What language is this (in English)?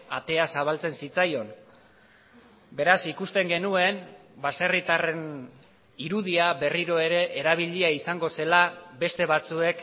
Basque